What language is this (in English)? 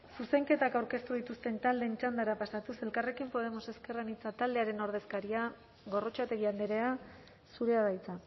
Basque